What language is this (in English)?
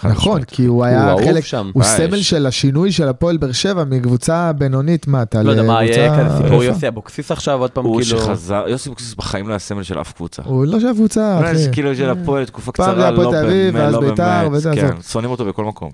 Hebrew